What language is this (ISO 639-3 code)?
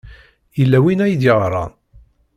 kab